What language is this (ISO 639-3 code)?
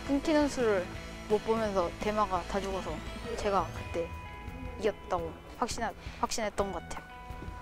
kor